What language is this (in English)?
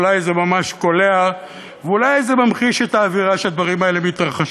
Hebrew